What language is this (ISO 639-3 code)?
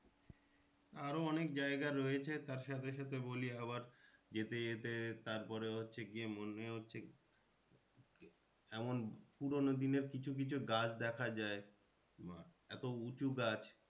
ben